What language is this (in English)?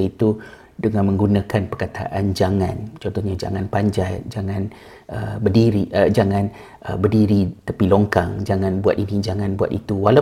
Malay